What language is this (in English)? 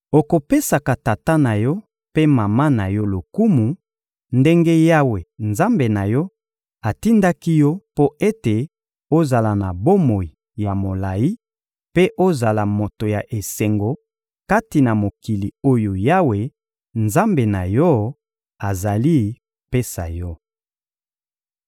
Lingala